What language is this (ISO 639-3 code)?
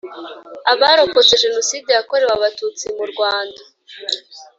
kin